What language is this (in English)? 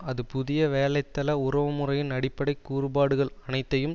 Tamil